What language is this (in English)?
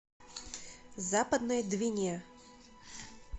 Russian